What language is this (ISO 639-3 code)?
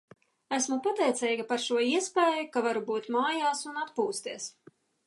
lav